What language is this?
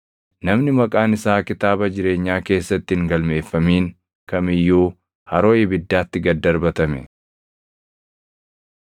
Oromo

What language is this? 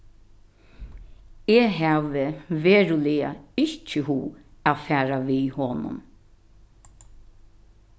Faroese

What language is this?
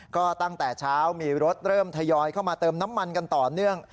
Thai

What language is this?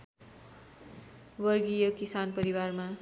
Nepali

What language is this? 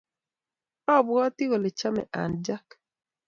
Kalenjin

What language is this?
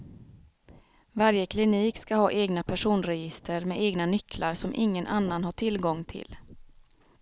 Swedish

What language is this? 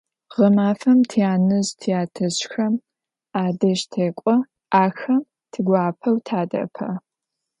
Adyghe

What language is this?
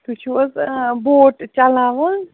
Kashmiri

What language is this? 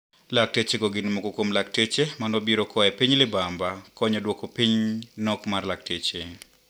Luo (Kenya and Tanzania)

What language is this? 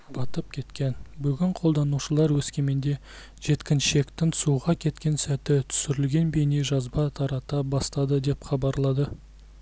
Kazakh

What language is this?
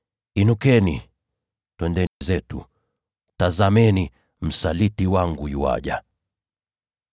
Swahili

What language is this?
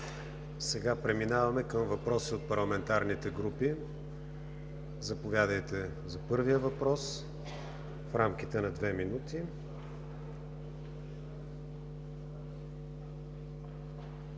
Bulgarian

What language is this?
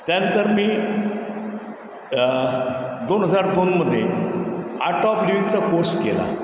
Marathi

